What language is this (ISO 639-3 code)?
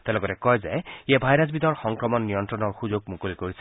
asm